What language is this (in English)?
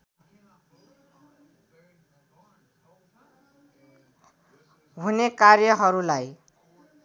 Nepali